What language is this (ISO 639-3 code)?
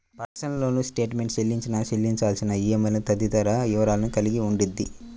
tel